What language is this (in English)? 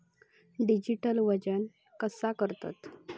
Marathi